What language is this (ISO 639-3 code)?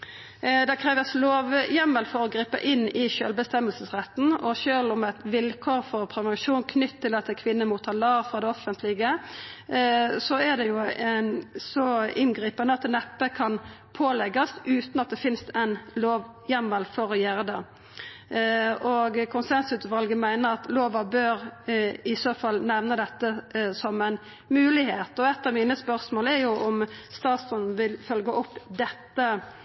nno